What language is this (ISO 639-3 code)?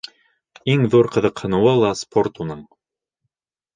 bak